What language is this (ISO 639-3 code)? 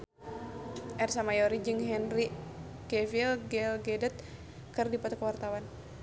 sun